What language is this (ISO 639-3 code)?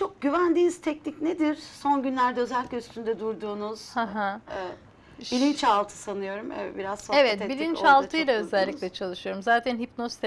tur